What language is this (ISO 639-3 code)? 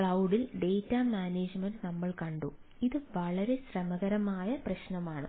mal